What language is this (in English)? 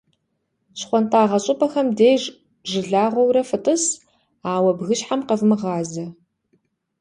Kabardian